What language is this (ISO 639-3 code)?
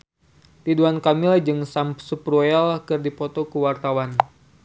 sun